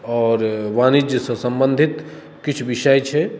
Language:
Maithili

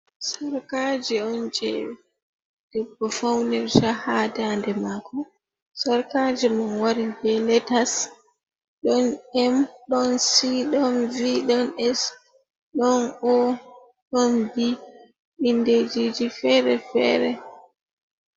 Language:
Fula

